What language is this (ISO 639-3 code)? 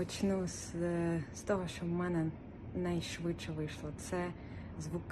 ukr